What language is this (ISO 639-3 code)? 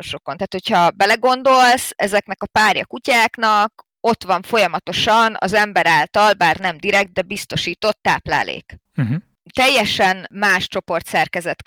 hun